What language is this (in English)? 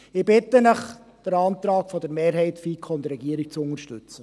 Swiss German